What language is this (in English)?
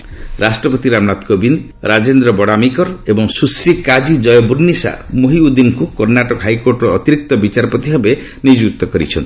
Odia